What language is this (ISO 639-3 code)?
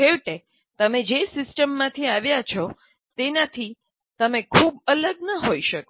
guj